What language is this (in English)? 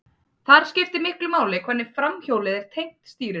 Icelandic